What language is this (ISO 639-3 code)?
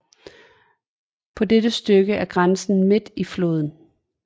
dan